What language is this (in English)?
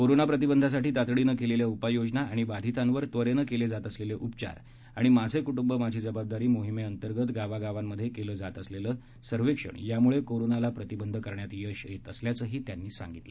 Marathi